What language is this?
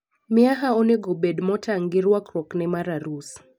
Luo (Kenya and Tanzania)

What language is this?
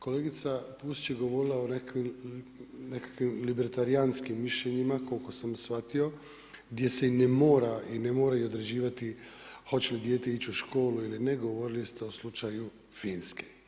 Croatian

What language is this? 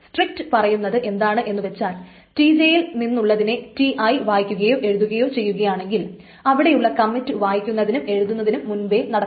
Malayalam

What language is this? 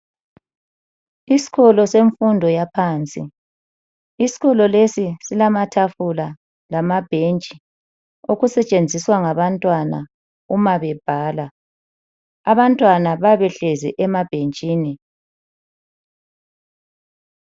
North Ndebele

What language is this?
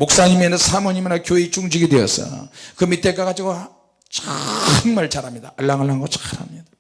Korean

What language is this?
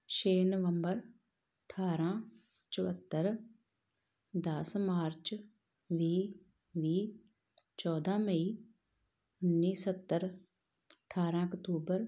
Punjabi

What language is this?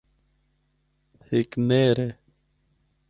Northern Hindko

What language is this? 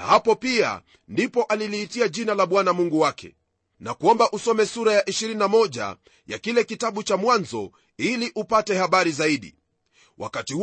Swahili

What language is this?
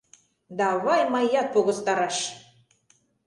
Mari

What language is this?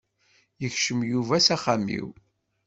Kabyle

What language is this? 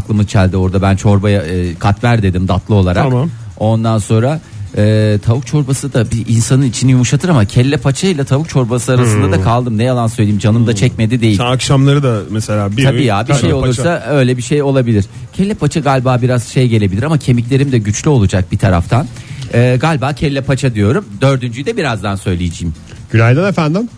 Turkish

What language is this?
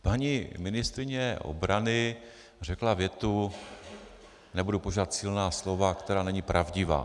Czech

